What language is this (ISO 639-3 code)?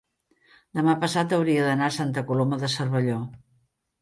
cat